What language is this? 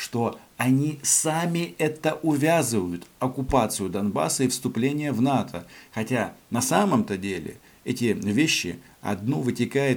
Russian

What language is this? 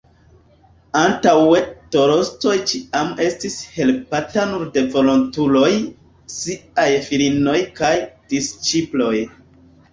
Esperanto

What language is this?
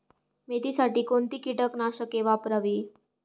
Marathi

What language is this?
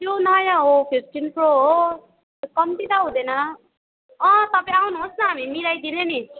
Nepali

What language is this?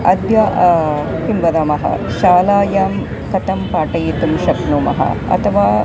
Sanskrit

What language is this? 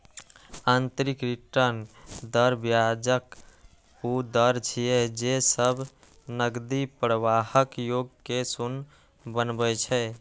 Maithili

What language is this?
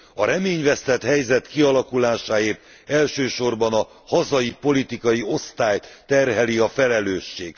Hungarian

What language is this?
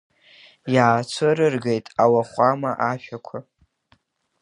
Abkhazian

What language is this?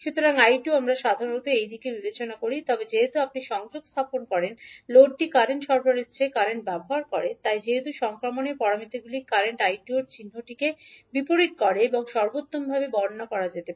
Bangla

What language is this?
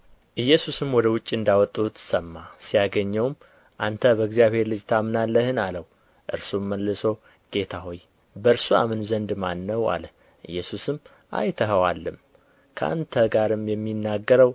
Amharic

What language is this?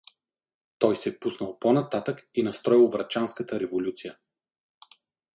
Bulgarian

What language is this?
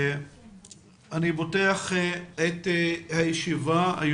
Hebrew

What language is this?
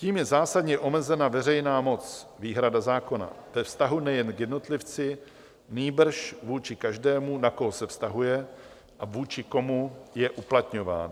Czech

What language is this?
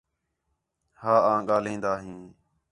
Khetrani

